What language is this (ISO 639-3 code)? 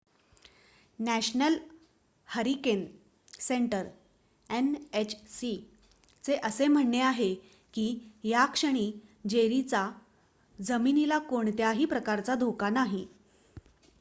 mar